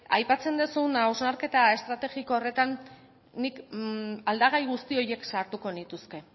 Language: Basque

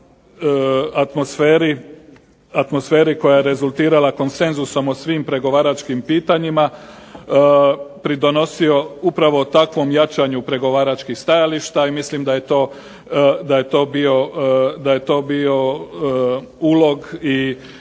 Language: Croatian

